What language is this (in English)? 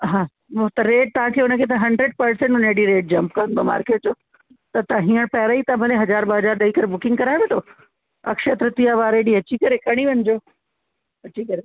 Sindhi